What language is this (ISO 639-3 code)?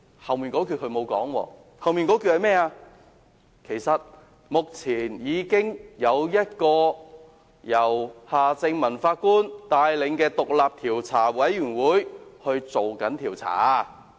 yue